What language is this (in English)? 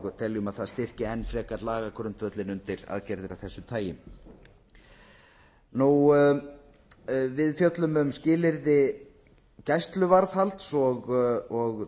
Icelandic